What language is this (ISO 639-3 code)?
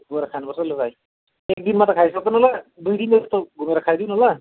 nep